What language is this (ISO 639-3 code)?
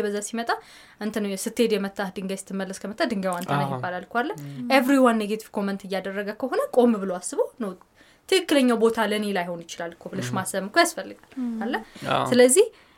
amh